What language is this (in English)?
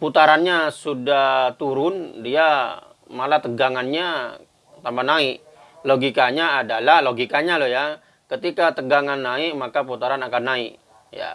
Indonesian